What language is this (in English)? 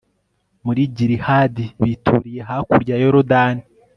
Kinyarwanda